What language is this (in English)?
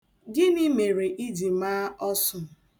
Igbo